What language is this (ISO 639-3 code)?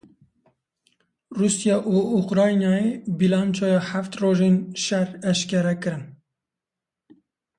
kur